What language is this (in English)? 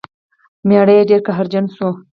Pashto